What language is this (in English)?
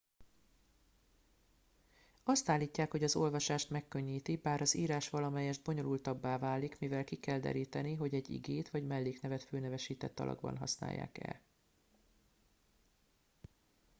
Hungarian